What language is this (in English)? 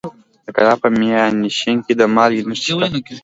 Pashto